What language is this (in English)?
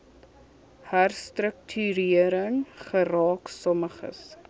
Afrikaans